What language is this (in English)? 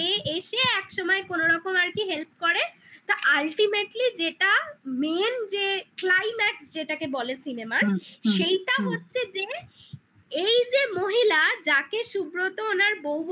Bangla